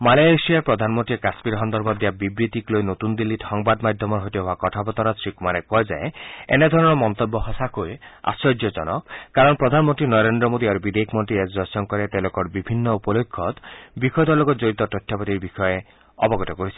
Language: Assamese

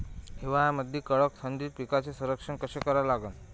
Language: Marathi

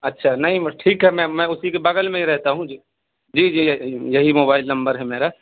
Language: Urdu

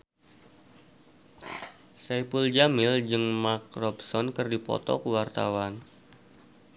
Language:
Sundanese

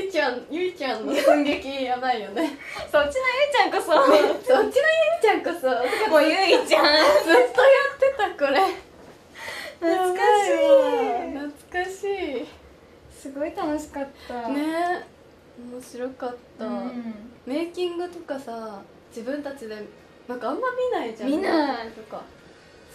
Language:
Japanese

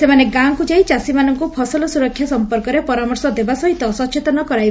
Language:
Odia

